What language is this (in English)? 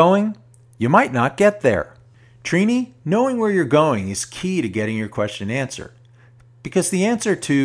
English